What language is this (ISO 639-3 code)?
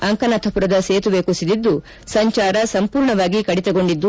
kan